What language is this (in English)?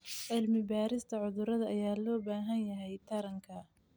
Somali